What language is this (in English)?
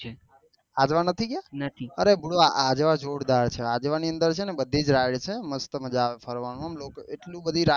Gujarati